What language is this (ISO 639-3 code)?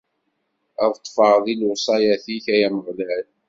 kab